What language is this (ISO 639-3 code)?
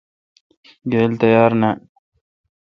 xka